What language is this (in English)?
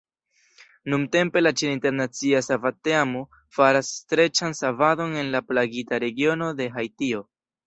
Esperanto